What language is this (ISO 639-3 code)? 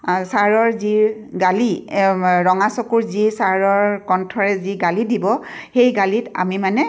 asm